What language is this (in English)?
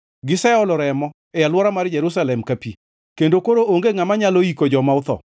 Luo (Kenya and Tanzania)